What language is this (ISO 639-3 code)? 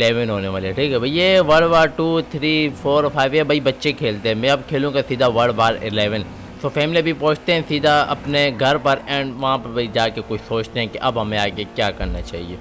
urd